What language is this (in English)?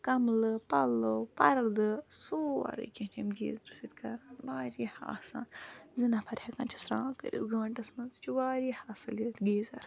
Kashmiri